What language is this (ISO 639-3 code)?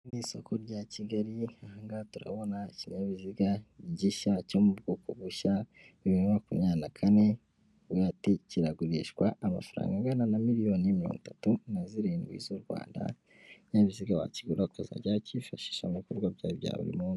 kin